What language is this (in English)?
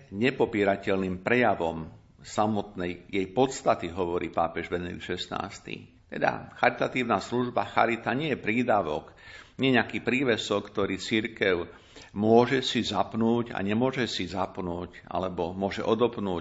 Slovak